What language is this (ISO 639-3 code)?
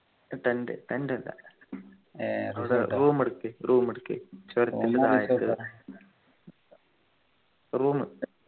mal